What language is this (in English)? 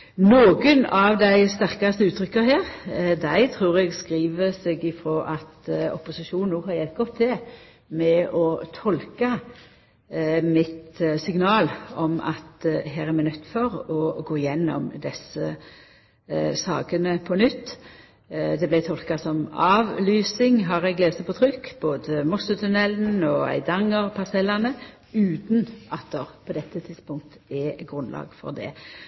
Norwegian Nynorsk